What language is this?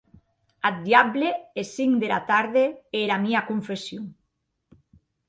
Occitan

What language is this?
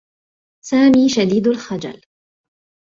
Arabic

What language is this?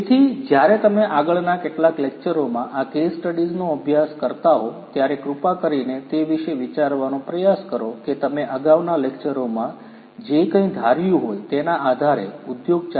Gujarati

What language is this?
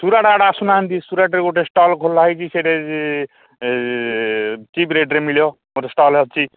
Odia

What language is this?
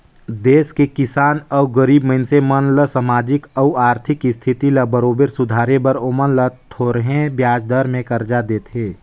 Chhattisgarhi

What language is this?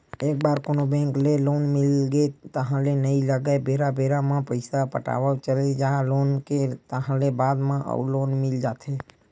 Chhattisgarhi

